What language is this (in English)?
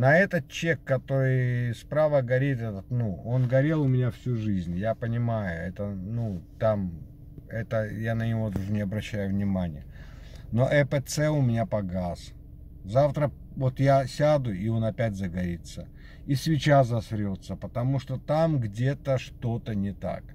Russian